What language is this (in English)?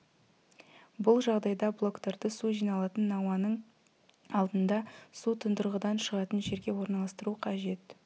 Kazakh